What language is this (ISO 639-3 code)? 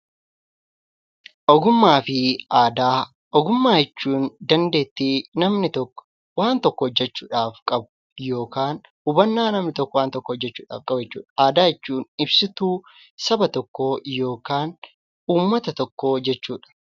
orm